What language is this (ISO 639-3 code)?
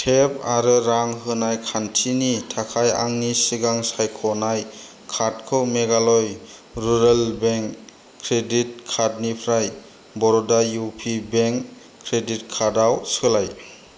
brx